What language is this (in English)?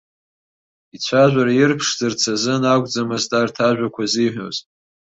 Abkhazian